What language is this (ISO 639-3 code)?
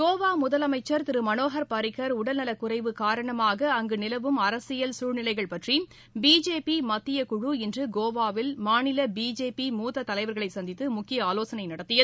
tam